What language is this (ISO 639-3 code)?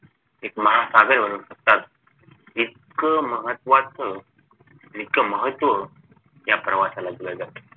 mar